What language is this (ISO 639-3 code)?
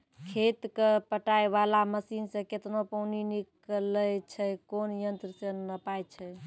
mai